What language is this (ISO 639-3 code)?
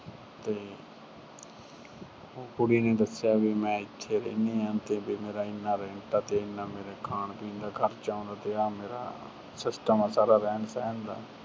pan